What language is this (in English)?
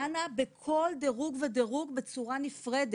Hebrew